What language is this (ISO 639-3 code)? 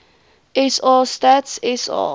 afr